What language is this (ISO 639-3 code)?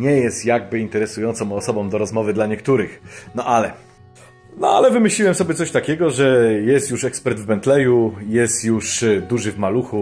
pol